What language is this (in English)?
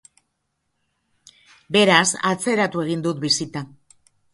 Basque